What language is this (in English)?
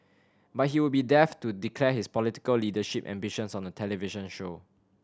English